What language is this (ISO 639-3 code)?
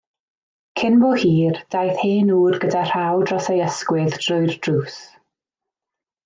cym